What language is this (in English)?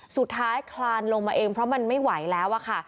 Thai